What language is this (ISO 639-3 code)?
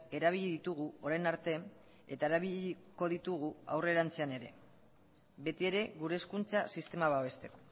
eus